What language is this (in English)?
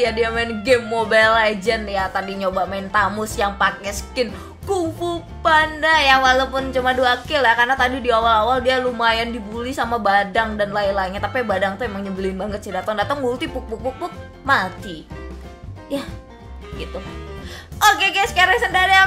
Indonesian